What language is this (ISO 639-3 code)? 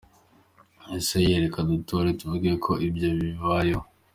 kin